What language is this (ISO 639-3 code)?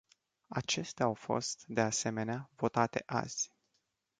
ron